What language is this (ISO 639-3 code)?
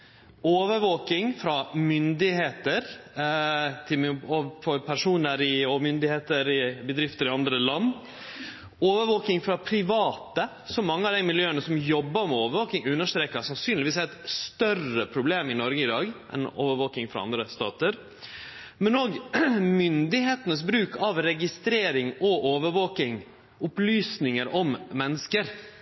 nno